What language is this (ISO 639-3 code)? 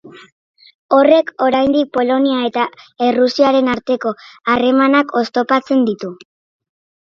eus